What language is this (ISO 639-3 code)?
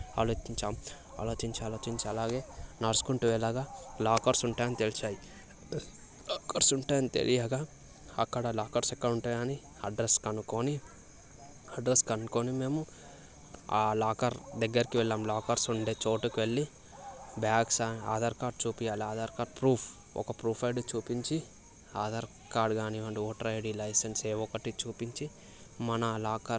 tel